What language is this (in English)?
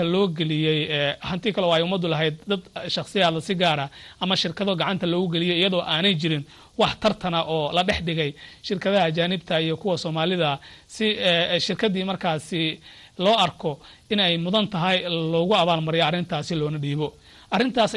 Arabic